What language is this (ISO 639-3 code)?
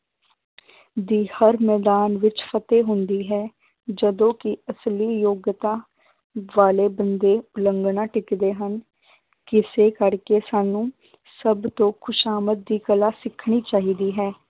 pan